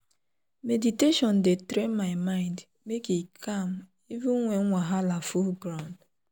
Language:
Nigerian Pidgin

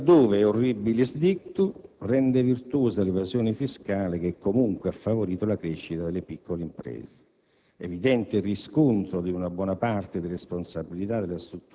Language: Italian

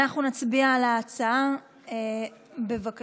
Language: Hebrew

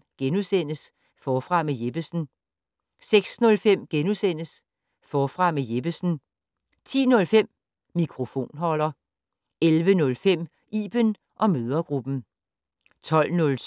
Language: Danish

